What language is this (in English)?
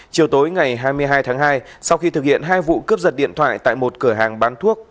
Vietnamese